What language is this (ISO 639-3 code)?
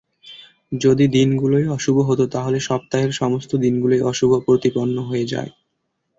ben